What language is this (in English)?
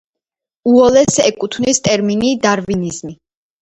Georgian